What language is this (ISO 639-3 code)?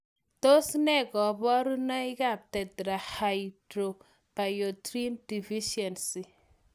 kln